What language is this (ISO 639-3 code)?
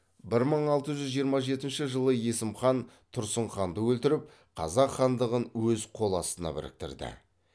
kaz